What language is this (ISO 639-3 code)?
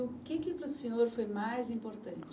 por